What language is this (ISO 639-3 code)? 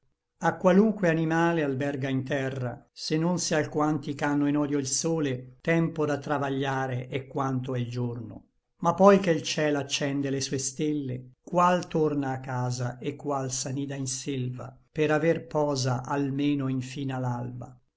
ita